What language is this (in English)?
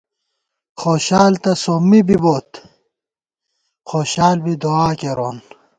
Gawar-Bati